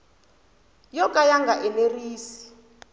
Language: Tsonga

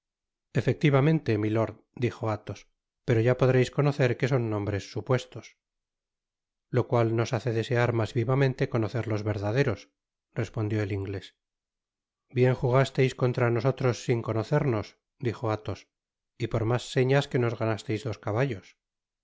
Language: Spanish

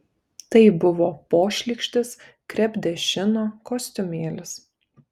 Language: Lithuanian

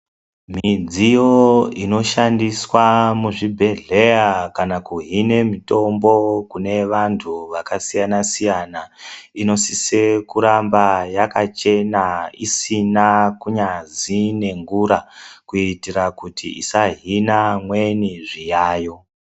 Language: Ndau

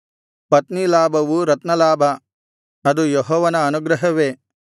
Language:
Kannada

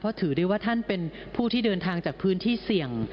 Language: Thai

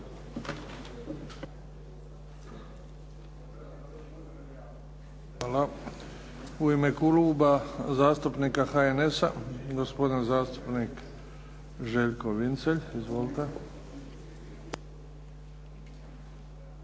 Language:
Croatian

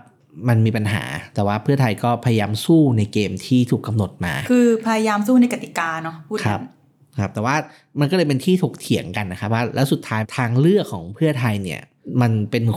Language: Thai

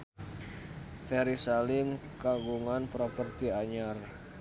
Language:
Sundanese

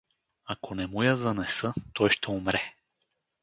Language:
Bulgarian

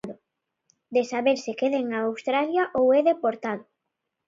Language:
Galician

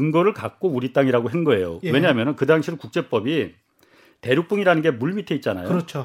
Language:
Korean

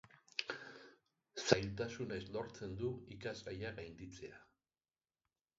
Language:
Basque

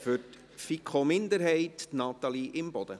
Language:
Swiss German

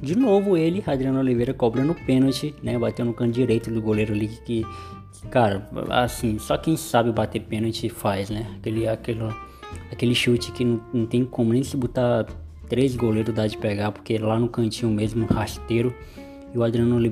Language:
Portuguese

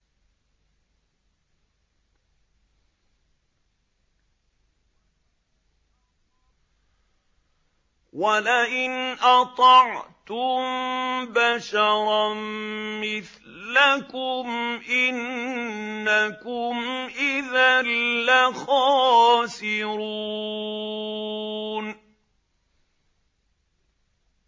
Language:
Arabic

